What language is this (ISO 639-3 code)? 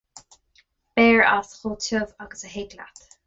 gle